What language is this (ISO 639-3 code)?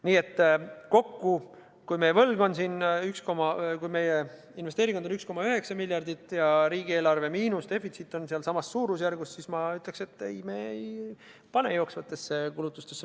est